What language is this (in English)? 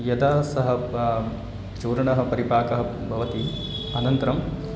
Sanskrit